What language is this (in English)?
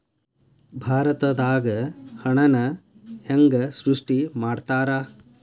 Kannada